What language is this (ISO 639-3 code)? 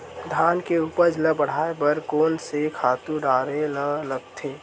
hne